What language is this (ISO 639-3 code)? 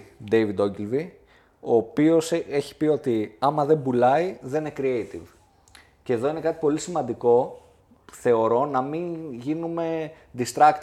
ell